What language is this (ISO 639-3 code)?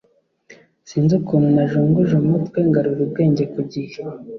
kin